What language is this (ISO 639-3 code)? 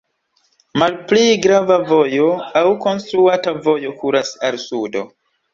epo